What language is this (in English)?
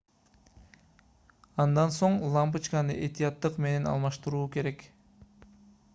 Kyrgyz